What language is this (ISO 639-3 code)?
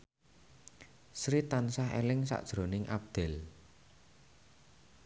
jav